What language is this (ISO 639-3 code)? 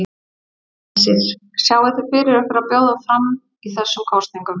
isl